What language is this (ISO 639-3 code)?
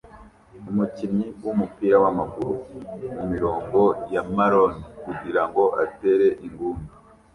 kin